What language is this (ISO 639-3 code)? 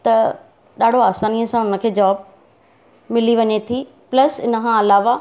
snd